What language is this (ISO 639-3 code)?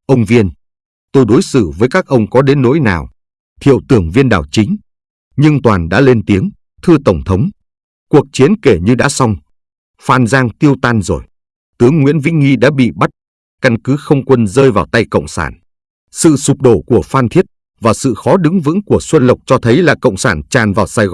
vie